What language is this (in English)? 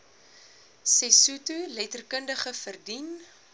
Afrikaans